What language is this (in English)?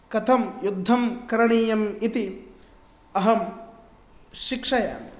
Sanskrit